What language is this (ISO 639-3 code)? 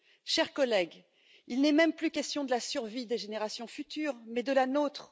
fra